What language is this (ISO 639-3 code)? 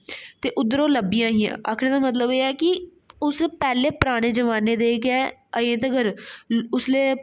doi